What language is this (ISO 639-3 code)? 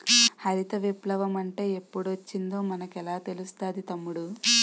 tel